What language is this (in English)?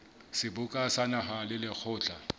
Southern Sotho